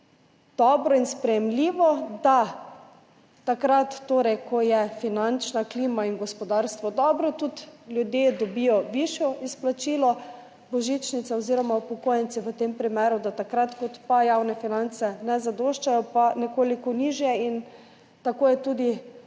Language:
Slovenian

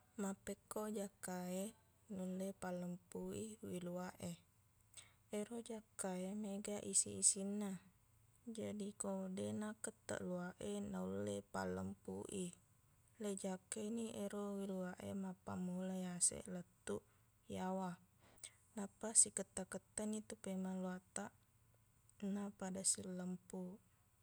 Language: Buginese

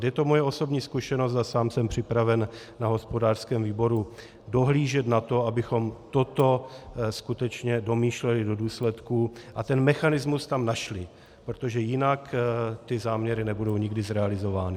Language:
Czech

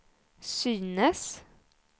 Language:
Swedish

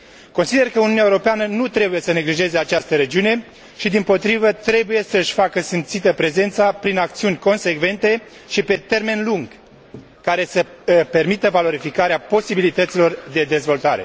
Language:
Romanian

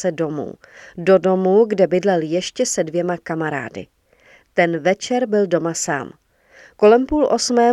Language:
Czech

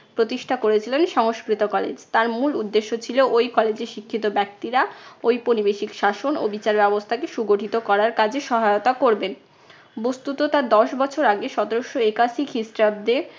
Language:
Bangla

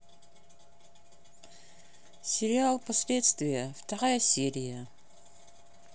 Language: Russian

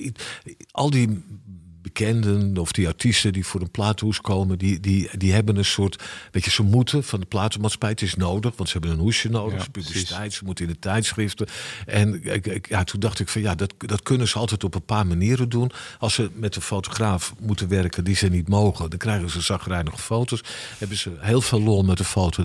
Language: Dutch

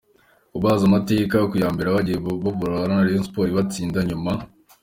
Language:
Kinyarwanda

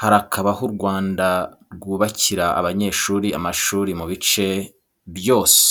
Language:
Kinyarwanda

